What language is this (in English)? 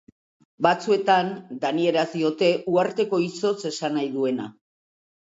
Basque